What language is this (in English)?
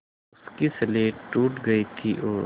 Hindi